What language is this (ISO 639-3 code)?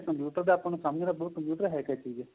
pan